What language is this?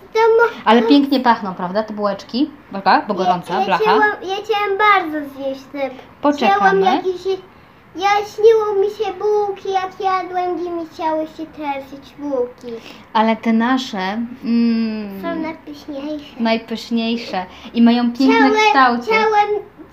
Polish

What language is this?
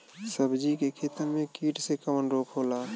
Bhojpuri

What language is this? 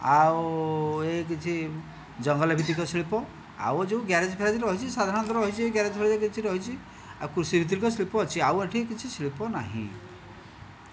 Odia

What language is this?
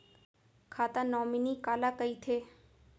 Chhattisgarhi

